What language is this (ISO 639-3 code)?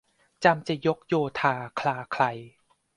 tha